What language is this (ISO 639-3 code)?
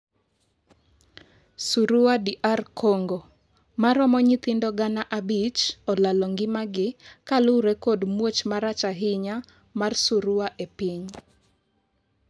luo